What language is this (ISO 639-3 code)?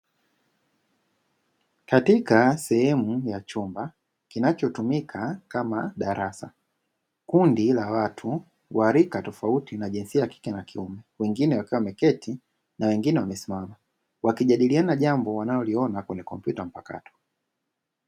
swa